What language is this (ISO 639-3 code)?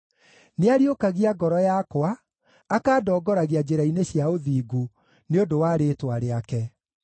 kik